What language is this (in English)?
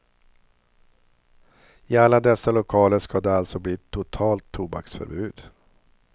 Swedish